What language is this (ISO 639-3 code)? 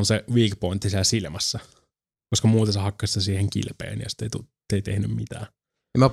fin